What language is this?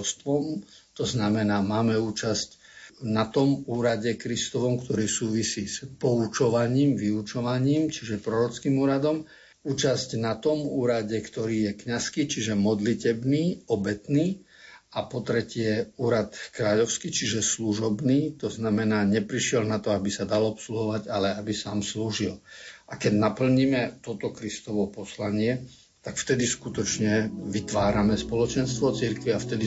Slovak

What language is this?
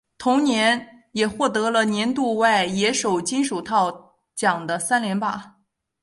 Chinese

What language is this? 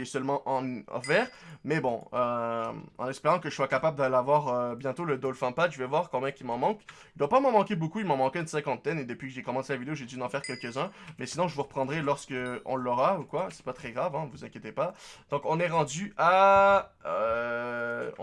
French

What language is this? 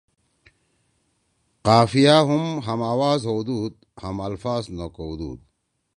Torwali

